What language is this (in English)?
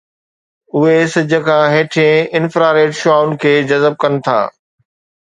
Sindhi